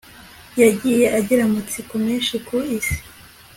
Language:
Kinyarwanda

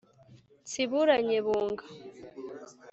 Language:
Kinyarwanda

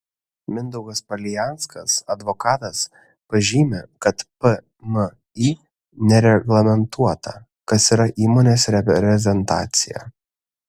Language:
Lithuanian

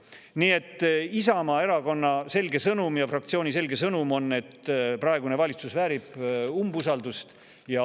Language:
Estonian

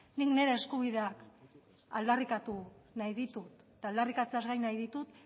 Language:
Basque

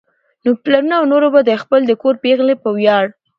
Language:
Pashto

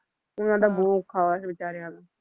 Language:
Punjabi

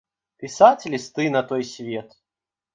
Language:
Belarusian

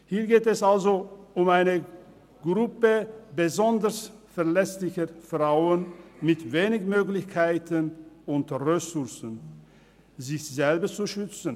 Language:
Swiss German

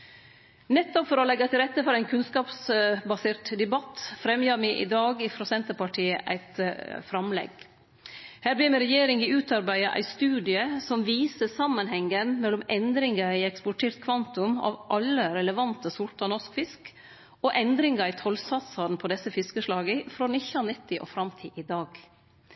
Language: Norwegian Nynorsk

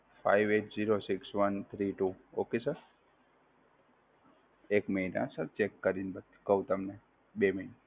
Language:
Gujarati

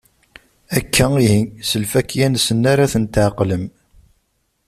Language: Kabyle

